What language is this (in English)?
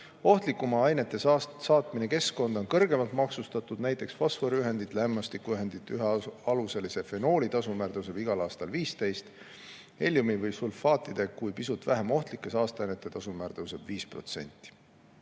Estonian